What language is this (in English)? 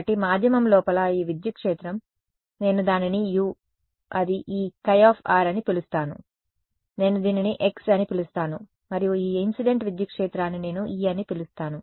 Telugu